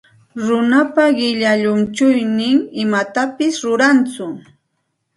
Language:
Santa Ana de Tusi Pasco Quechua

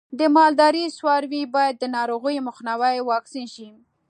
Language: Pashto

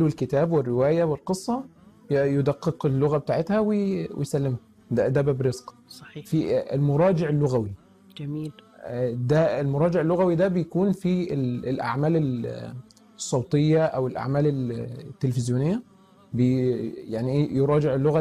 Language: Arabic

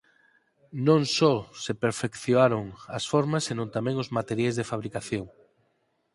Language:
Galician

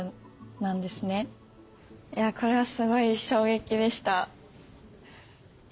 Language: Japanese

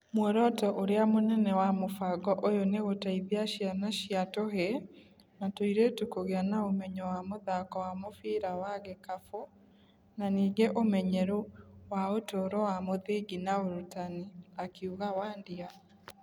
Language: Kikuyu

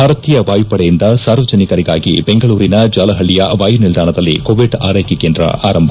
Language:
Kannada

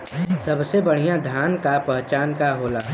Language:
Bhojpuri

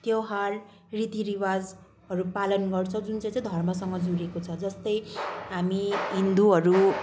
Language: Nepali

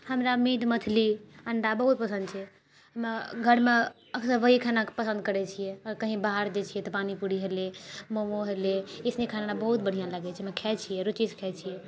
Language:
Maithili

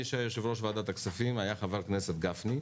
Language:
Hebrew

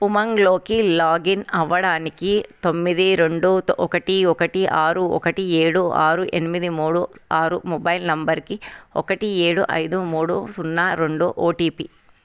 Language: Telugu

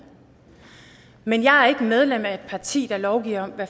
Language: Danish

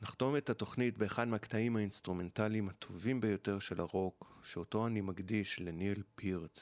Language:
Hebrew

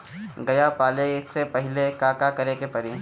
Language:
Bhojpuri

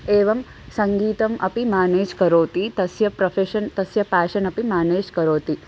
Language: Sanskrit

